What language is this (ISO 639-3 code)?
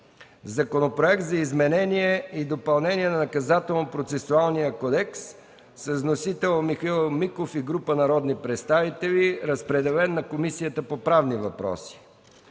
bul